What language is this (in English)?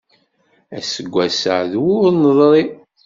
Kabyle